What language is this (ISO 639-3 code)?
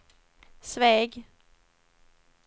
swe